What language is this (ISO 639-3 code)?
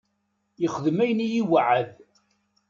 kab